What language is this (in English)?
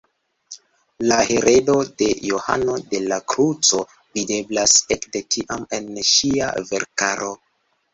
Esperanto